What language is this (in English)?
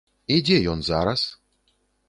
Belarusian